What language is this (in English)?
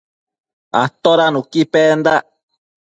Matsés